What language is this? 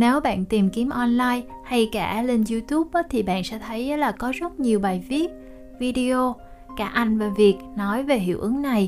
Vietnamese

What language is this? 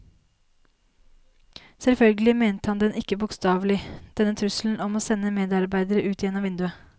Norwegian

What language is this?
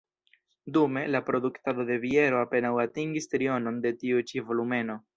Esperanto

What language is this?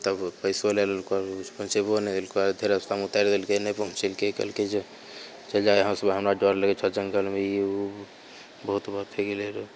Maithili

